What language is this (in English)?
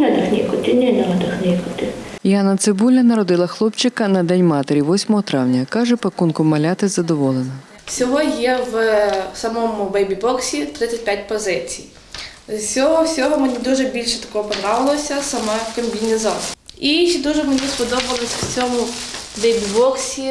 Ukrainian